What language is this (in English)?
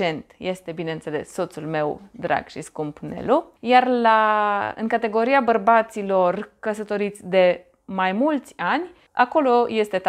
Romanian